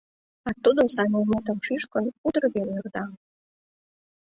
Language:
Mari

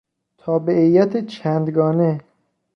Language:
Persian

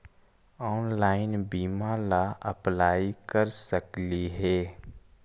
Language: Magahi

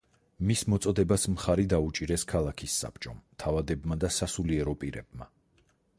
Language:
Georgian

